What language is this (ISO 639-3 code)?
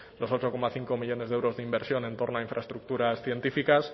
spa